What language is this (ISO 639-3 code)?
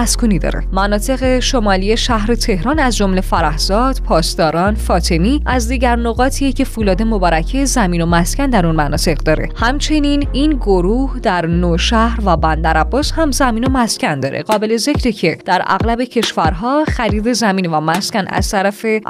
fas